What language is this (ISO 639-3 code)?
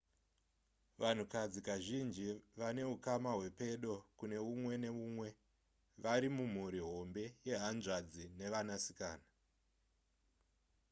sna